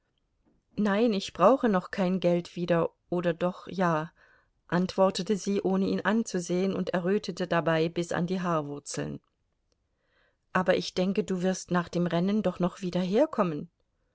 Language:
German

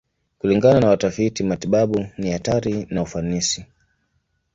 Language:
Swahili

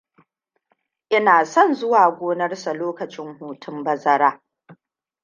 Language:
Hausa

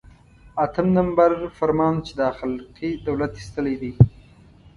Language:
Pashto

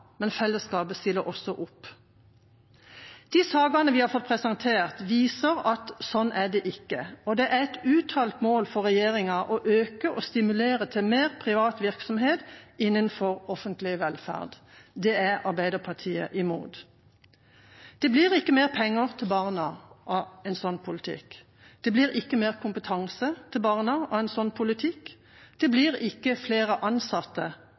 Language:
Norwegian Bokmål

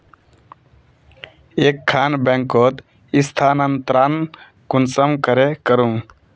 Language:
Magahi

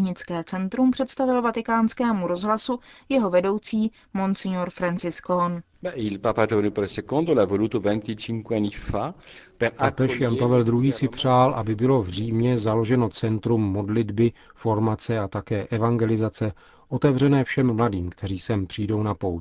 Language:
Czech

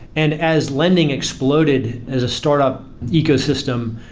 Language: English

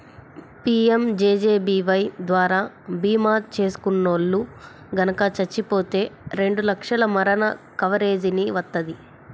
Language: Telugu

